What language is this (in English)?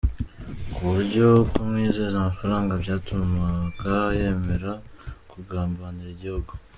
Kinyarwanda